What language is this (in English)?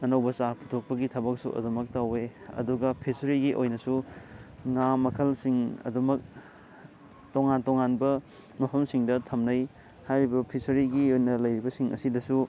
Manipuri